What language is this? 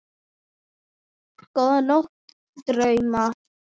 Icelandic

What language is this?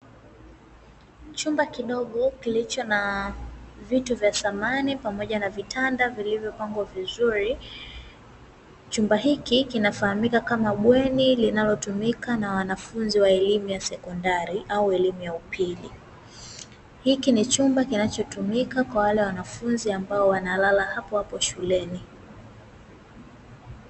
Swahili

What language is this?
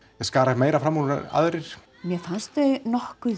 Icelandic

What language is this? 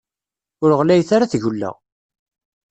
Kabyle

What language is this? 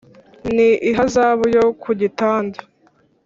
Kinyarwanda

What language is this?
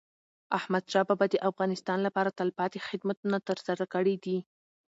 Pashto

